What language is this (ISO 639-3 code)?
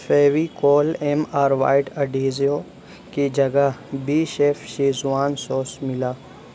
urd